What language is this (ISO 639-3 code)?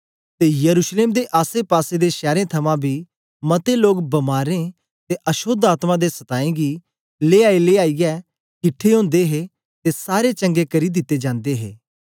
doi